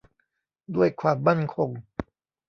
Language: Thai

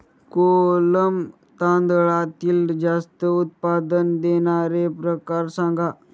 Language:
Marathi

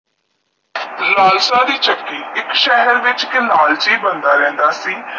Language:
Punjabi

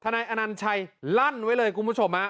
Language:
Thai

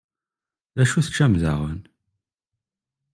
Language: Kabyle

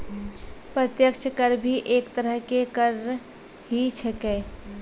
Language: Maithili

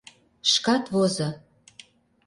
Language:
Mari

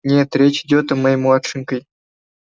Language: Russian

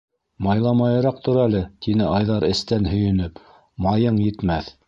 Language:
Bashkir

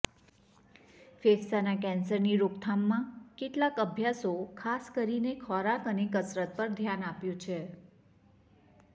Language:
Gujarati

